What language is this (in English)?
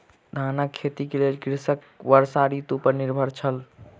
Maithili